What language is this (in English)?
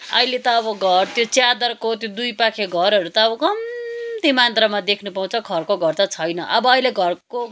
Nepali